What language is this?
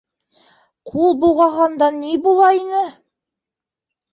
Bashkir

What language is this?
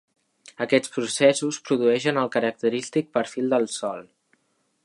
Catalan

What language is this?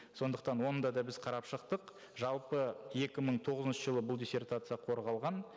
Kazakh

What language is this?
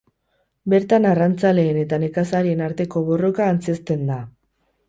Basque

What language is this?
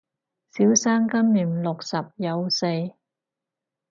Cantonese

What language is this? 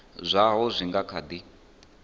Venda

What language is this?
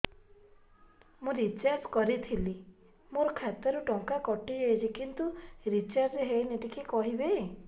Odia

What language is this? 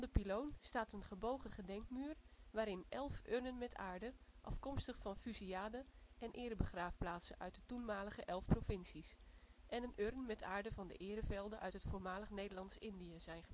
Dutch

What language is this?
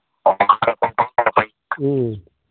Manipuri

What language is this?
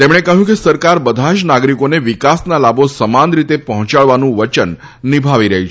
Gujarati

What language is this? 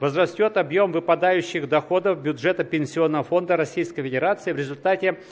Russian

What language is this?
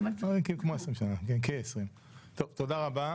Hebrew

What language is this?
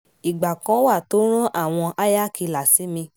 Yoruba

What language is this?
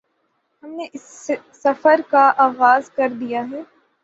Urdu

